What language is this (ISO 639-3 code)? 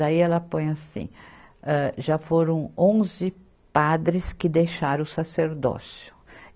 por